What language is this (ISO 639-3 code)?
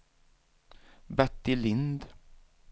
swe